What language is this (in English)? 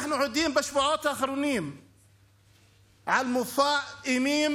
Hebrew